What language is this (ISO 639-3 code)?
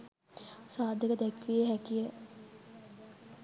sin